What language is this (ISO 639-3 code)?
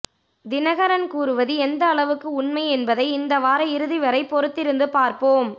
tam